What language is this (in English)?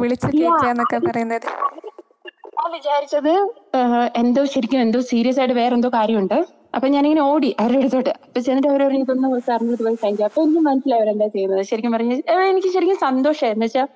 Malayalam